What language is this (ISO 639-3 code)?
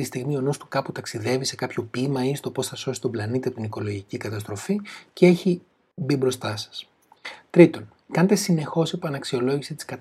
ell